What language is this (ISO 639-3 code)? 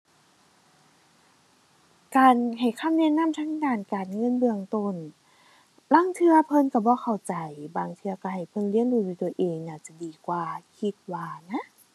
tha